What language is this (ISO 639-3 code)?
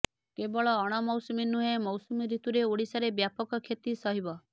ori